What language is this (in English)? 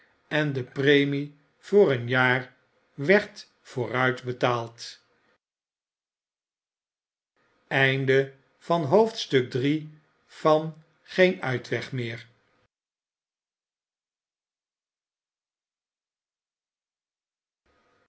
Dutch